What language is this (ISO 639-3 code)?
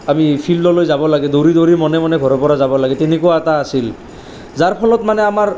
asm